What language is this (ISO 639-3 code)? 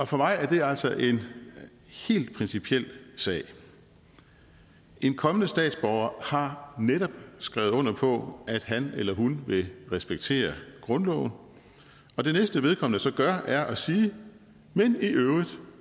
dan